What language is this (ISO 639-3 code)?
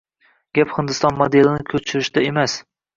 uzb